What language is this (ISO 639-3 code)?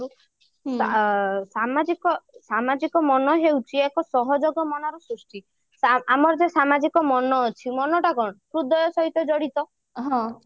ori